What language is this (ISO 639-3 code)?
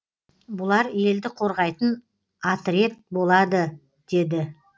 kaz